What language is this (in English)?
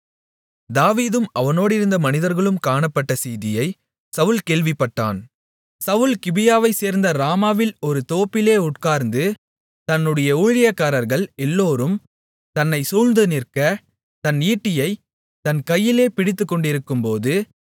Tamil